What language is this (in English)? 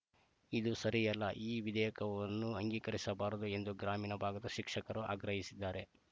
Kannada